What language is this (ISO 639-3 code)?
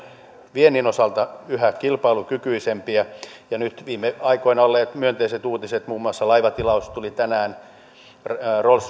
fin